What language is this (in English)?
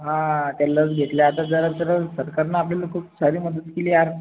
Marathi